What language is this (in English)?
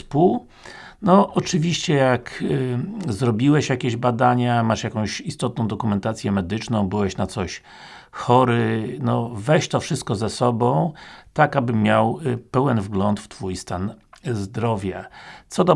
Polish